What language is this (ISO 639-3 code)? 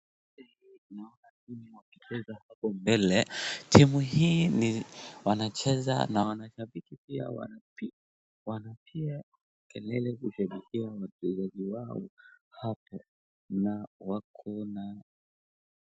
swa